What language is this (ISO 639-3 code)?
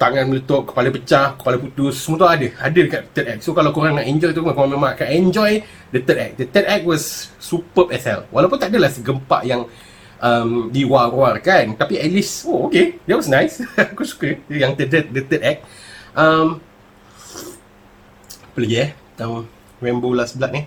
msa